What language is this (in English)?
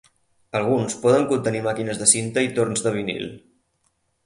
Catalan